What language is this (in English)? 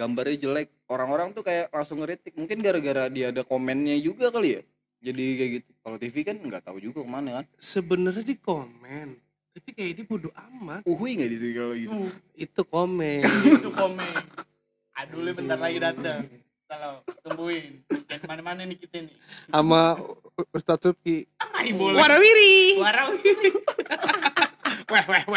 Indonesian